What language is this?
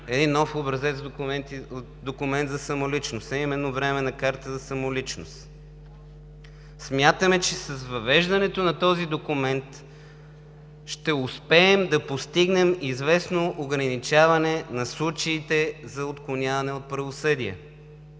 Bulgarian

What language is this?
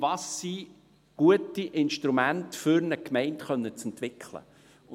Swiss German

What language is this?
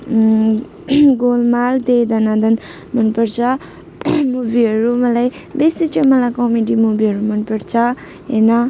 Nepali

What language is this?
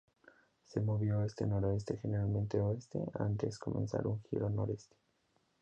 Spanish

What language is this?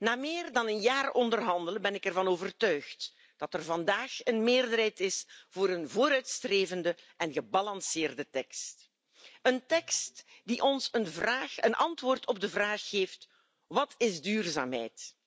Dutch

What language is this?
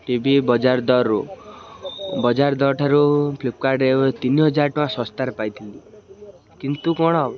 Odia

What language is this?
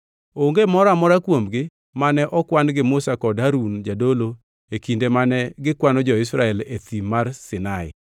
Luo (Kenya and Tanzania)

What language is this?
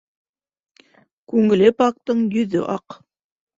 Bashkir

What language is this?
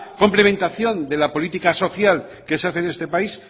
Spanish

